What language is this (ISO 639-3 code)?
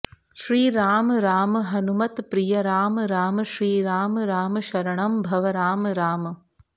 san